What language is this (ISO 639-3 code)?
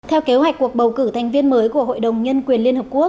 vie